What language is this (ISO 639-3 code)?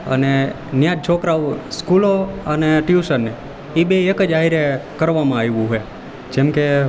guj